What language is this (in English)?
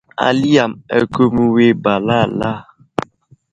Wuzlam